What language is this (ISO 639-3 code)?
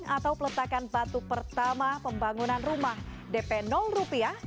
ind